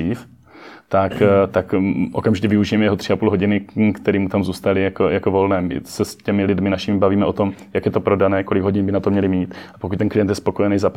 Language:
Czech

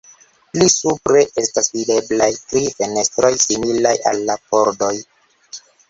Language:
Esperanto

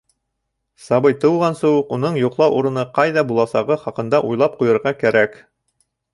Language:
Bashkir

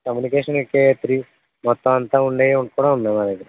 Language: Telugu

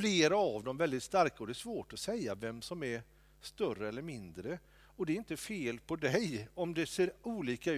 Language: Swedish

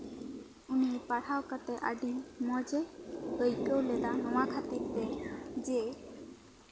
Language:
Santali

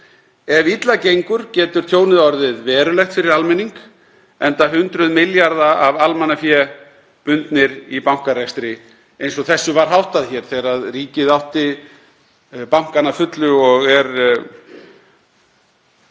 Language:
Icelandic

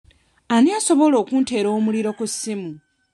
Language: Ganda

